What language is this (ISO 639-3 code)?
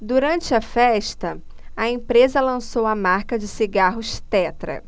por